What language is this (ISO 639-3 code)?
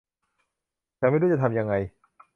tha